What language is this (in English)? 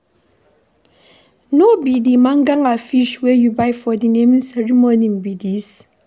Nigerian Pidgin